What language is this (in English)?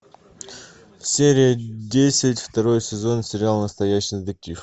Russian